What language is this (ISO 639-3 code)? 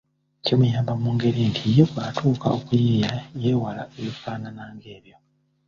lug